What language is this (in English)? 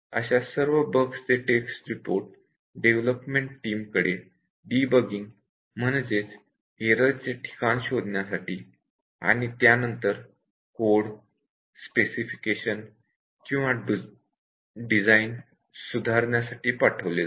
Marathi